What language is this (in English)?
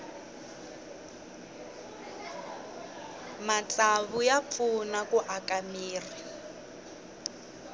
Tsonga